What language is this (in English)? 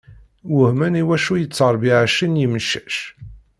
Kabyle